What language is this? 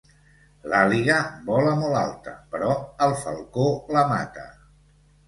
Catalan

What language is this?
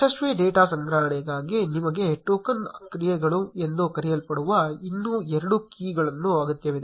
Kannada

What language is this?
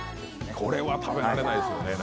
Japanese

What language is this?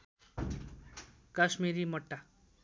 Nepali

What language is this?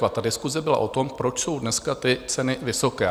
Czech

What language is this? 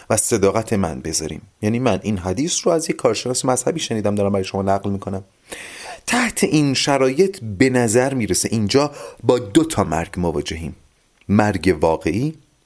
Persian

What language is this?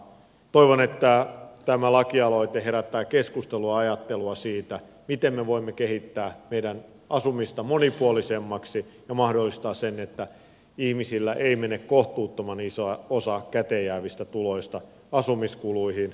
Finnish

